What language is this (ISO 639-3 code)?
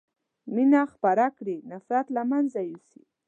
pus